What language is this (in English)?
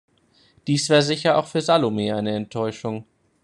German